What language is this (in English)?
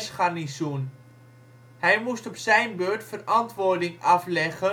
Dutch